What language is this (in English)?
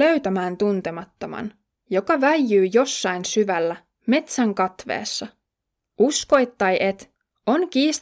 Finnish